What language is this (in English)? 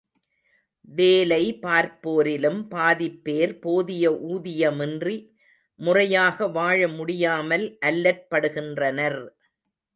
Tamil